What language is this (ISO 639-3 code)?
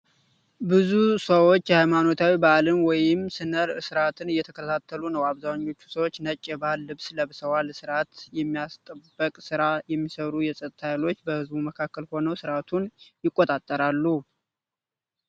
amh